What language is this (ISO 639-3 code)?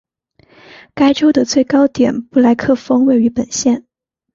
zho